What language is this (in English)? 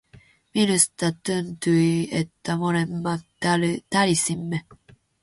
Finnish